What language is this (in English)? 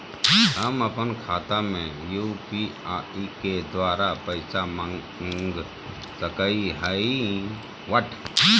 Magahi